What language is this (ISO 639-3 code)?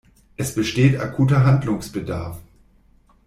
deu